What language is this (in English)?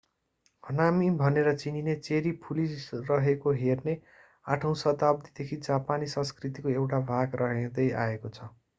Nepali